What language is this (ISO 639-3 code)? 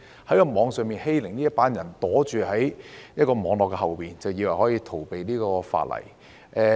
yue